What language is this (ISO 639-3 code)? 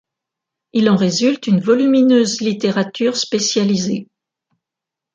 fra